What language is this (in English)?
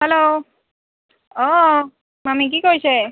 Assamese